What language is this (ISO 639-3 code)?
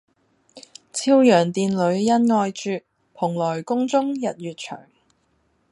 yue